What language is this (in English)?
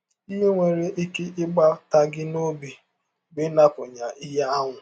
Igbo